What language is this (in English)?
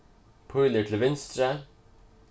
Faroese